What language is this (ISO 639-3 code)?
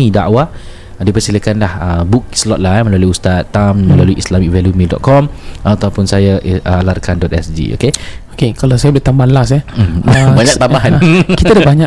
msa